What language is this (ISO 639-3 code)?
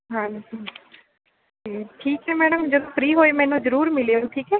pan